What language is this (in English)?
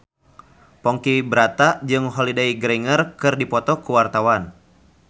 Sundanese